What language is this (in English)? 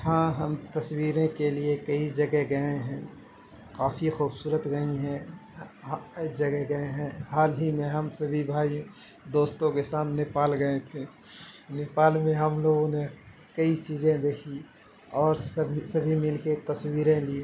Urdu